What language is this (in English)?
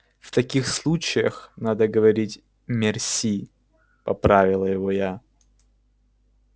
Russian